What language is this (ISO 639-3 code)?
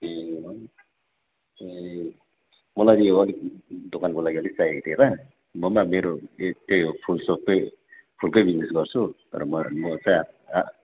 nep